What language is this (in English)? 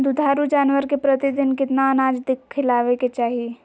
Magahi